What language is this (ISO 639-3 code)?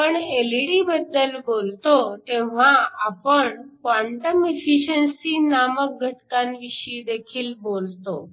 mar